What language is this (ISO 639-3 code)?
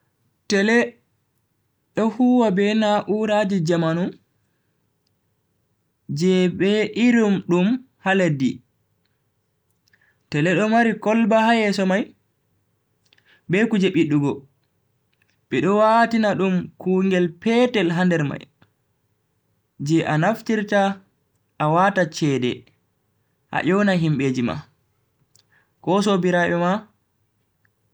fui